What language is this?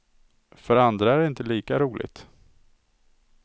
Swedish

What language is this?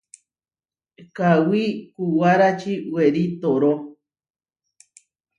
Huarijio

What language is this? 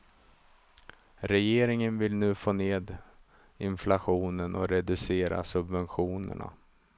Swedish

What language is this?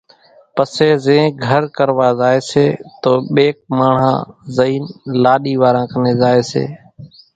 Kachi Koli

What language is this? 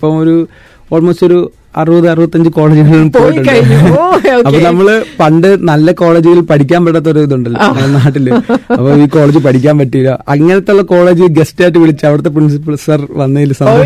Malayalam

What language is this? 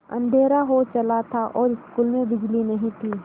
Hindi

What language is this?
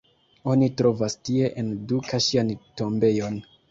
Esperanto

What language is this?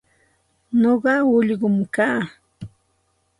Santa Ana de Tusi Pasco Quechua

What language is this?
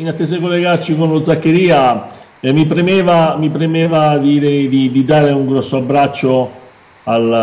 Italian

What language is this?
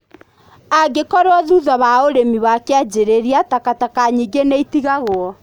Kikuyu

